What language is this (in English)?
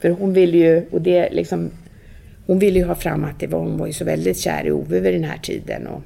Swedish